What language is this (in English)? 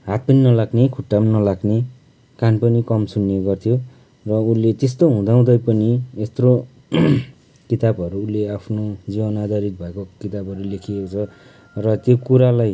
Nepali